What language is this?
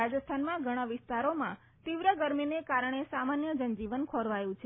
Gujarati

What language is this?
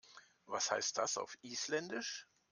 German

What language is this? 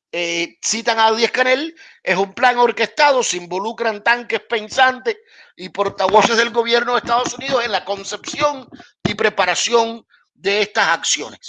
Spanish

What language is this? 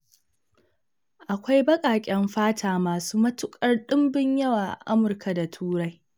Hausa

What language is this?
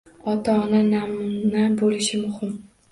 Uzbek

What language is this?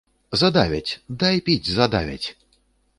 Belarusian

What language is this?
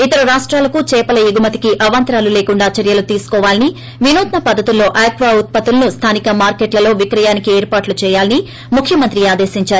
Telugu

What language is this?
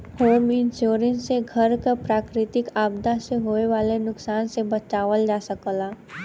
Bhojpuri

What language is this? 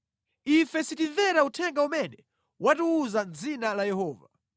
Nyanja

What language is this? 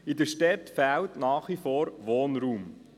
Swiss German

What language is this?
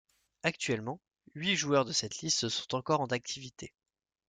French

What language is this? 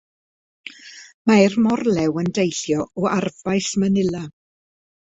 Welsh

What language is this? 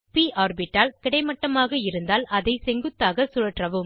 Tamil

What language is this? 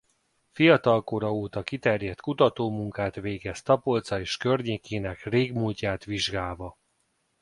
Hungarian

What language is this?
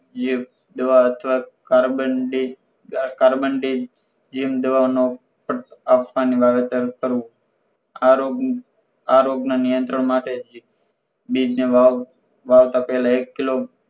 Gujarati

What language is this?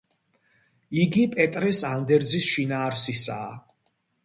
Georgian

